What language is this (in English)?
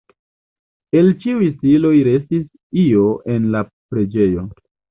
Esperanto